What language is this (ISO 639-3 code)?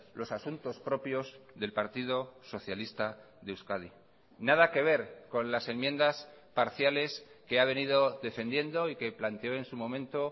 spa